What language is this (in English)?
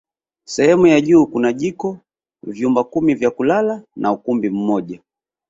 Swahili